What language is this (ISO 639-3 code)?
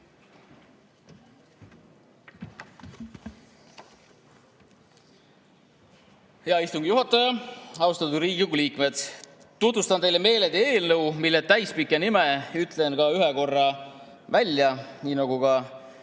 est